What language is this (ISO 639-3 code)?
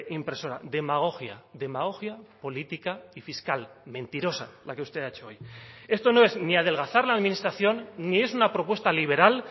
spa